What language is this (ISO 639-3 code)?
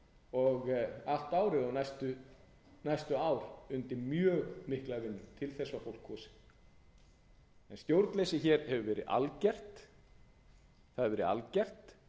isl